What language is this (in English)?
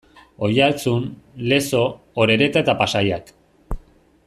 Basque